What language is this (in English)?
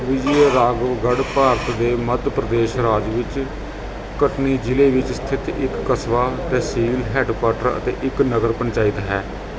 Punjabi